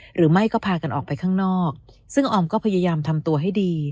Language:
Thai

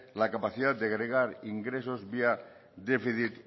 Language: Spanish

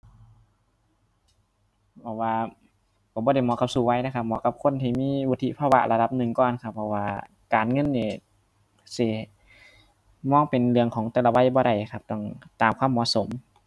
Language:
Thai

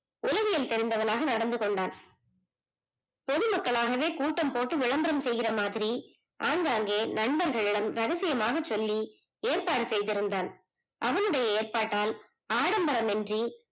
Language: Tamil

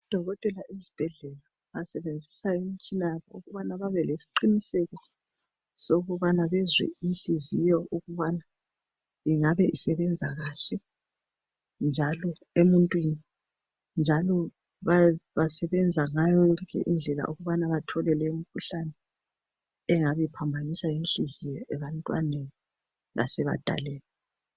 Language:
North Ndebele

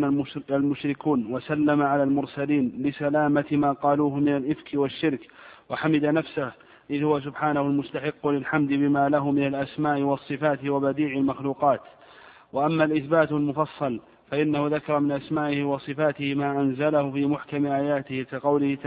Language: Arabic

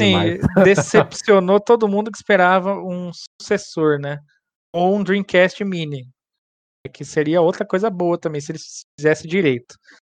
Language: Portuguese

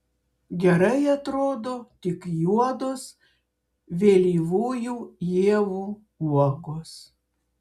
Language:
Lithuanian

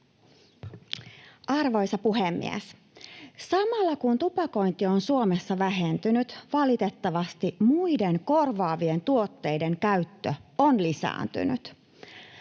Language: Finnish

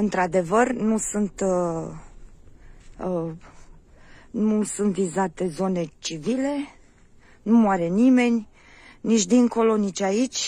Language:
Romanian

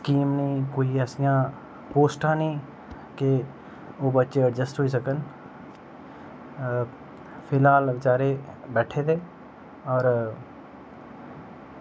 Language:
Dogri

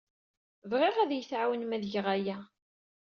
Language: Kabyle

